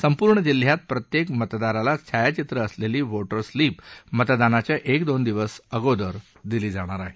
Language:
Marathi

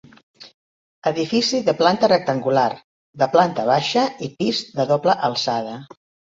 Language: Catalan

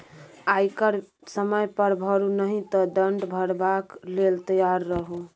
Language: Maithili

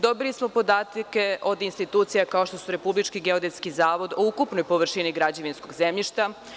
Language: Serbian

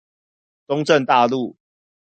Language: Chinese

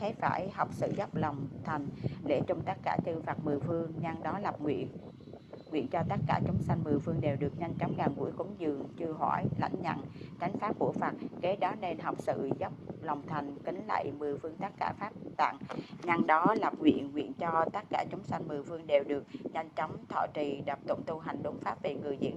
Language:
Vietnamese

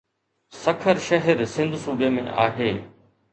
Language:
Sindhi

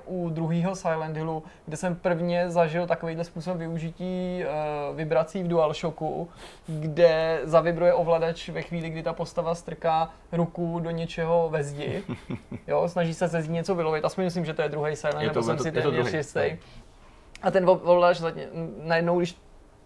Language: Czech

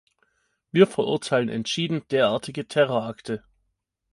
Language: German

